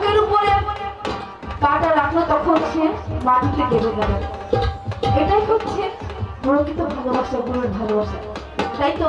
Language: Hindi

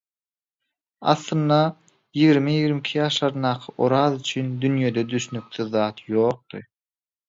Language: Turkmen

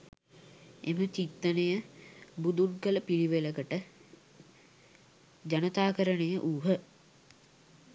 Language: Sinhala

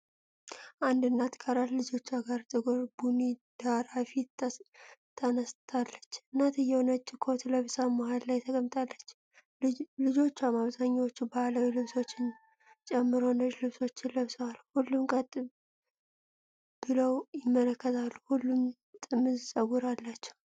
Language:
Amharic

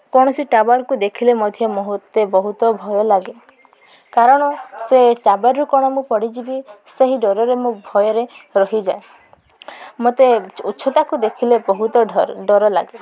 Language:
Odia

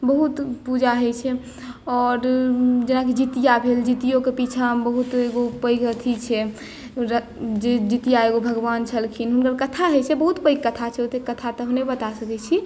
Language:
Maithili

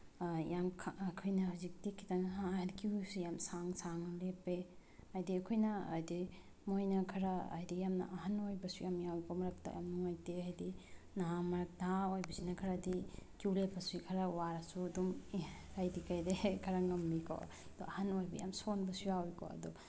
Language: Manipuri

